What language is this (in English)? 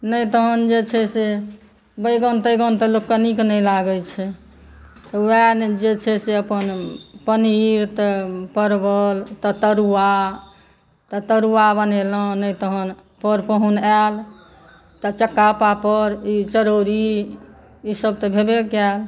Maithili